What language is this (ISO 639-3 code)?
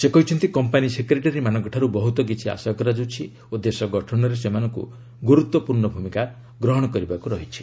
ori